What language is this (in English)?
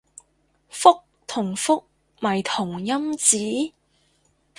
Cantonese